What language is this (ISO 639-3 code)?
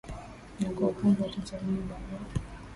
swa